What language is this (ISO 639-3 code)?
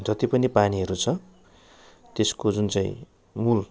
nep